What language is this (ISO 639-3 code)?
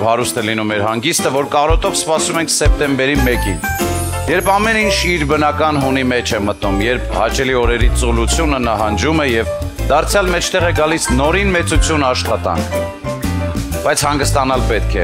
ron